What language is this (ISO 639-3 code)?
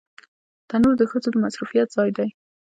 pus